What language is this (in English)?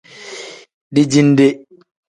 Tem